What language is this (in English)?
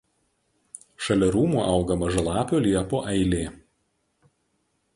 Lithuanian